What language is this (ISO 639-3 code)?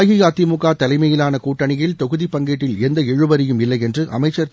tam